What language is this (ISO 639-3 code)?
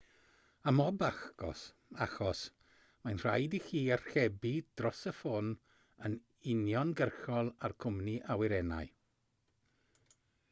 cym